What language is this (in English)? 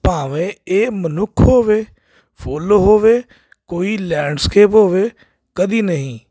Punjabi